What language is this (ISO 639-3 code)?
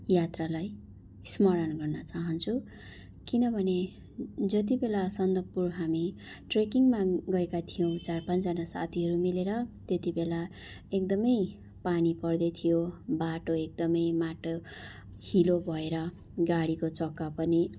nep